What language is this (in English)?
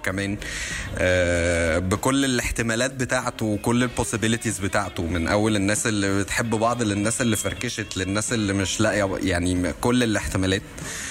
Arabic